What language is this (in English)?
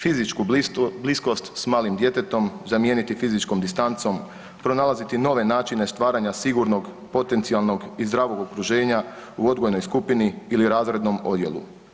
Croatian